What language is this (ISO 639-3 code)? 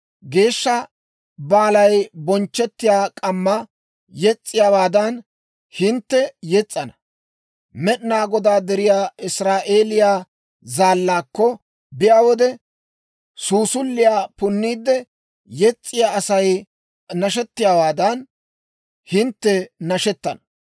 dwr